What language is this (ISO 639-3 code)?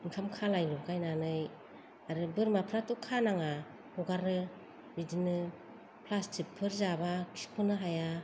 brx